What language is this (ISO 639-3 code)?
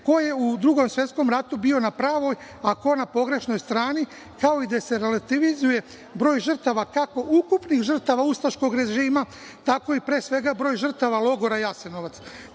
srp